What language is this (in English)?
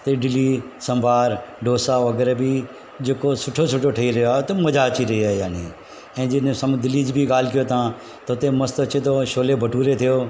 Sindhi